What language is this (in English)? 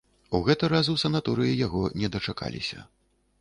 Belarusian